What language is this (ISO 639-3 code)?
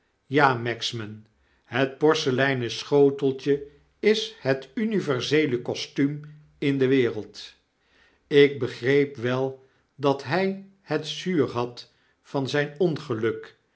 nld